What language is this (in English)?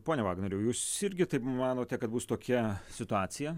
Lithuanian